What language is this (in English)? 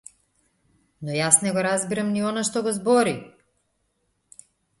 Macedonian